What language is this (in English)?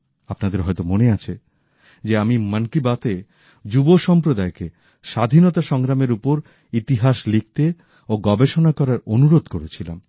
Bangla